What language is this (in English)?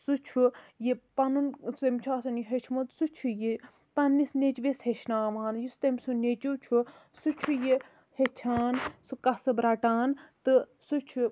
Kashmiri